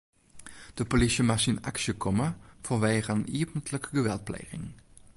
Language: Western Frisian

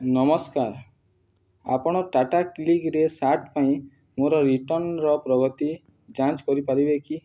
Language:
Odia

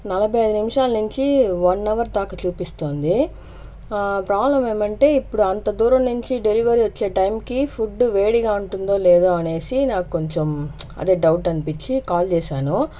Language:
Telugu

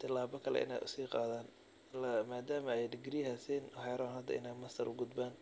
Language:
Somali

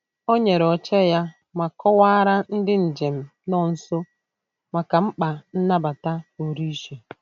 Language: Igbo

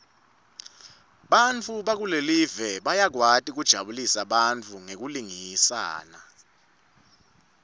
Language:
Swati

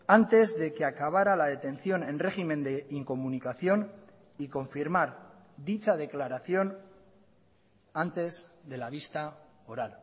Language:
Spanish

